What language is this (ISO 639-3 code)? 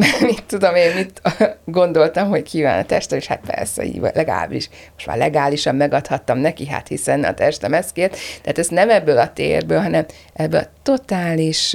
hun